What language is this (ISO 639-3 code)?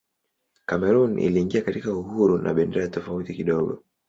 swa